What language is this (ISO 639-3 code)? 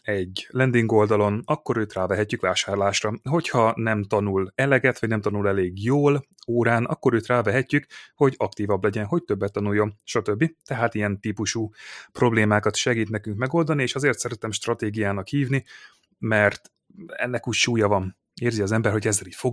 hun